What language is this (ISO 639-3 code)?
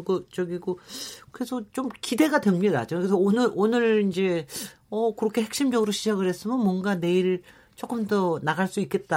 kor